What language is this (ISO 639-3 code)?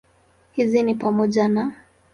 swa